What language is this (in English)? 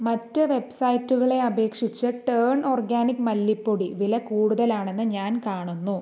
Malayalam